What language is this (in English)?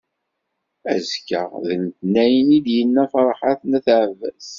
Kabyle